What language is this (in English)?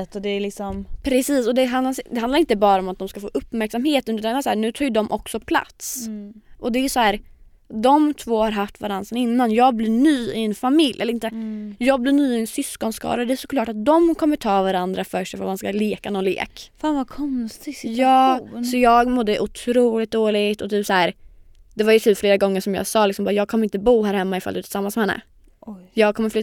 Swedish